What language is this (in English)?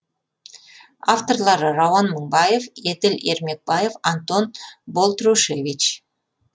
Kazakh